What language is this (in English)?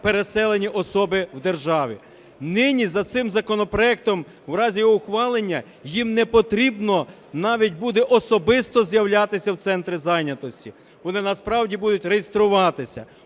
Ukrainian